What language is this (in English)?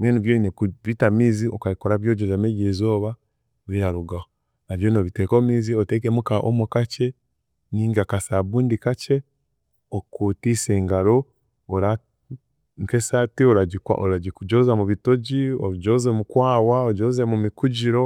Chiga